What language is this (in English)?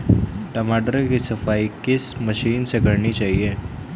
Hindi